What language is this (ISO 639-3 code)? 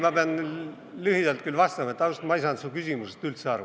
est